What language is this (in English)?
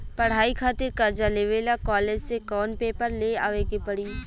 Bhojpuri